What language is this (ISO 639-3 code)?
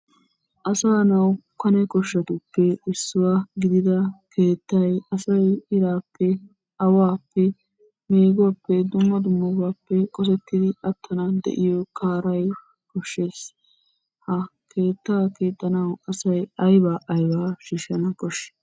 wal